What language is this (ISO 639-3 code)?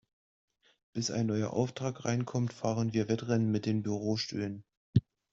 deu